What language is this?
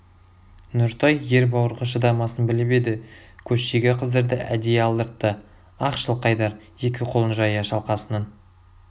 Kazakh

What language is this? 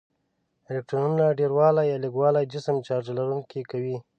Pashto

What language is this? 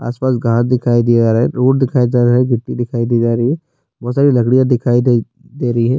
Urdu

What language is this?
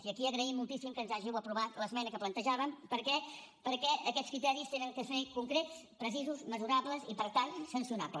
Catalan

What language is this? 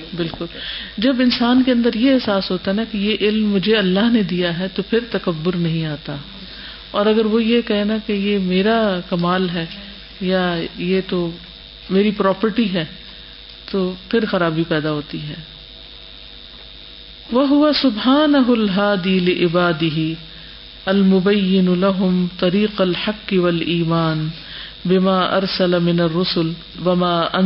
Urdu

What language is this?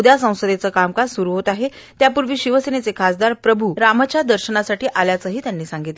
Marathi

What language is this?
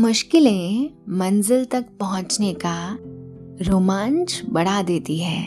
Hindi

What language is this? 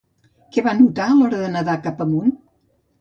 Catalan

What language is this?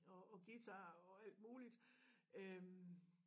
Danish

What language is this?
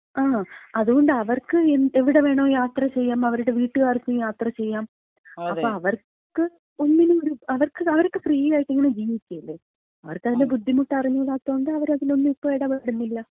Malayalam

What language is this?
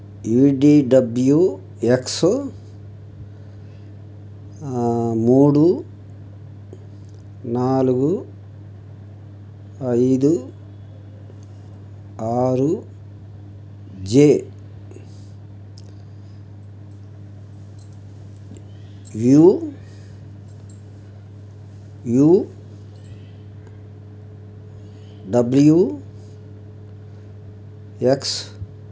Telugu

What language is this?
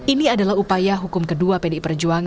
Indonesian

